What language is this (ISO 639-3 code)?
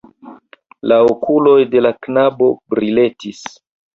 epo